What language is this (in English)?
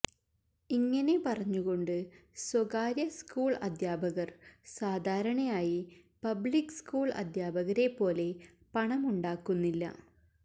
Malayalam